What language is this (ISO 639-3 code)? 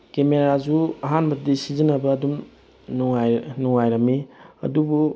mni